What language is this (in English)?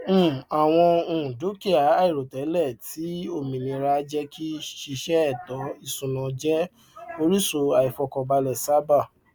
Yoruba